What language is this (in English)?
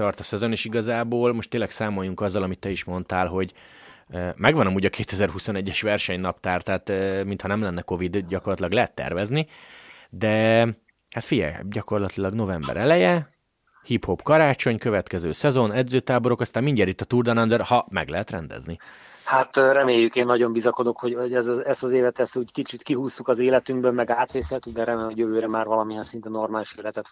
Hungarian